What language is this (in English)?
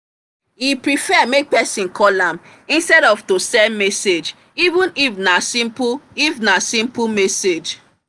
Nigerian Pidgin